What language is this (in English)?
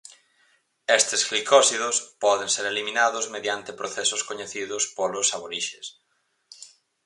Galician